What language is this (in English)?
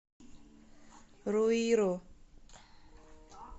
Russian